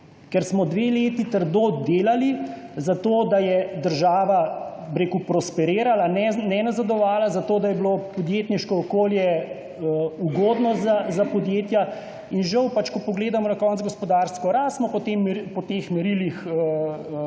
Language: Slovenian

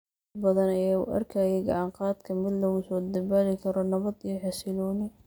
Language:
Somali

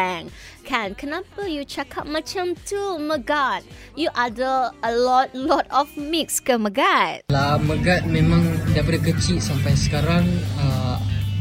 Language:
Malay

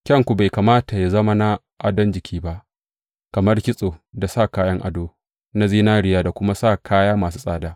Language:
Hausa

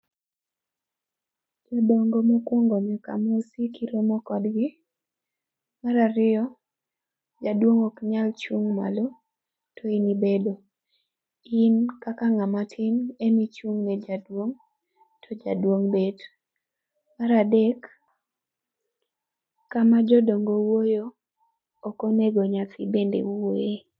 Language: Luo (Kenya and Tanzania)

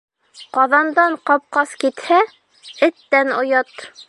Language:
Bashkir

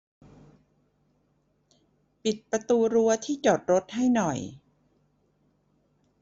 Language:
Thai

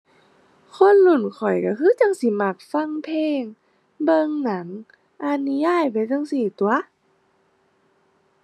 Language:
Thai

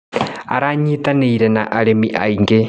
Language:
Kikuyu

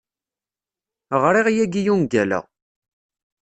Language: Kabyle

